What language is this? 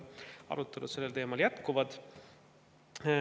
Estonian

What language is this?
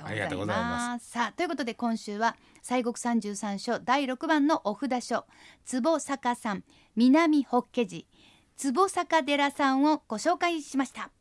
Japanese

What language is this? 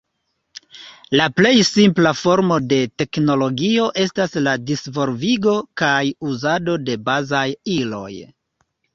Esperanto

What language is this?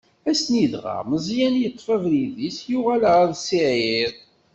Kabyle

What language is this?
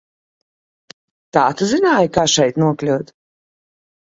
Latvian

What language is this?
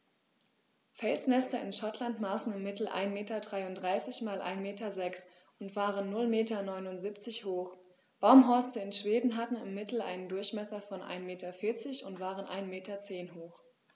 German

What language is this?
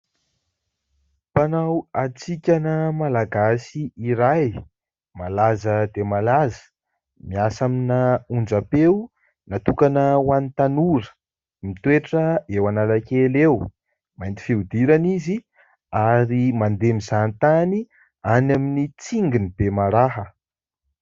Malagasy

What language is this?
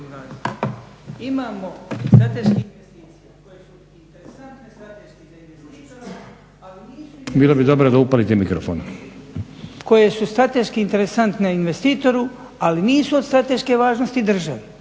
Croatian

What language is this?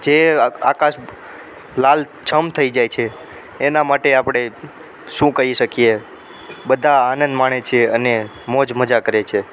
Gujarati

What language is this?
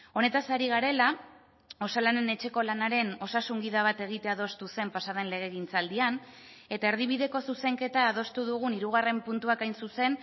Basque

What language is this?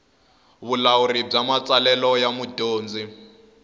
Tsonga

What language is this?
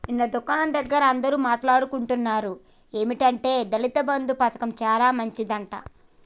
Telugu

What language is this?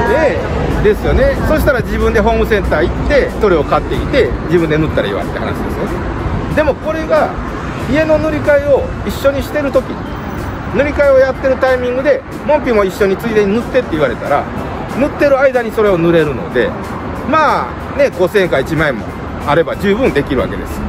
Japanese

